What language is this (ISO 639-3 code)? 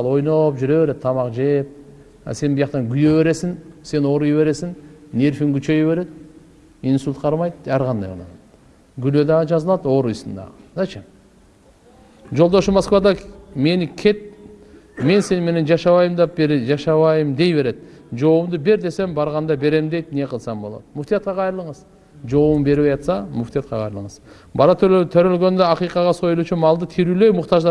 tur